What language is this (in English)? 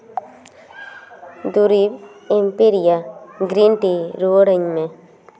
Santali